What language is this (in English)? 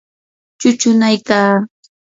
Yanahuanca Pasco Quechua